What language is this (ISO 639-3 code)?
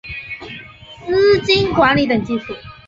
zho